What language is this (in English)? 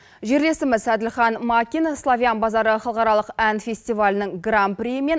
Kazakh